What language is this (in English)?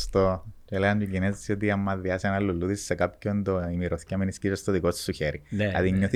Greek